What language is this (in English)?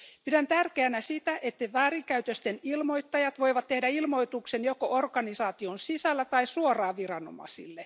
Finnish